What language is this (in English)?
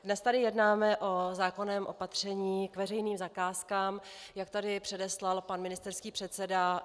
Czech